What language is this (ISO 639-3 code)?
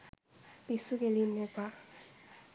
sin